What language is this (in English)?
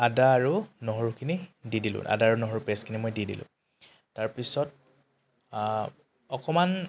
Assamese